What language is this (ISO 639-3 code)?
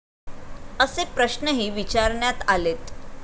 mar